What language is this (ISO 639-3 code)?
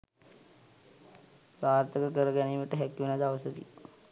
sin